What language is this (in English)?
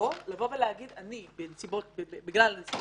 Hebrew